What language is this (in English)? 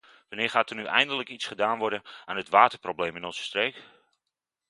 Dutch